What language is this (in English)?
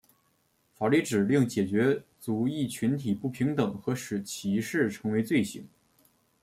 Chinese